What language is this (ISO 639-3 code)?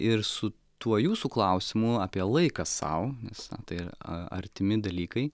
lit